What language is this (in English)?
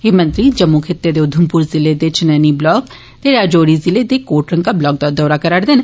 Dogri